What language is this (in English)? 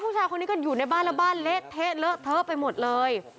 Thai